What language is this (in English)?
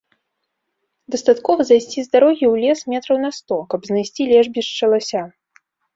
Belarusian